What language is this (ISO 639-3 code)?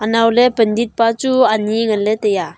nnp